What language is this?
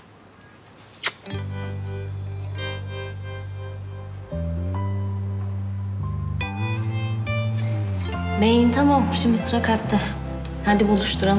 Turkish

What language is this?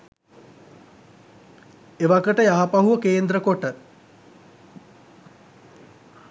Sinhala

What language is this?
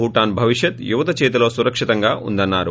Telugu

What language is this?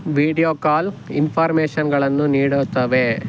Kannada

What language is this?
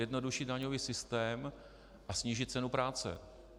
Czech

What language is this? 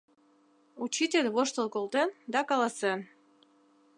Mari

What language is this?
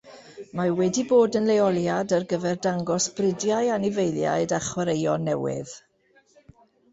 Welsh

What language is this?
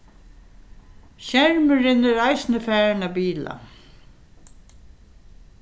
Faroese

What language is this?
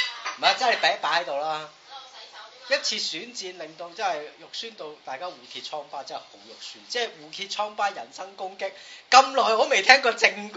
Chinese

